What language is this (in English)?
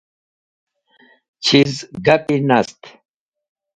Wakhi